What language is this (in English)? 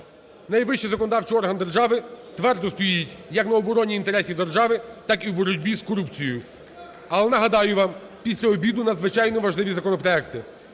Ukrainian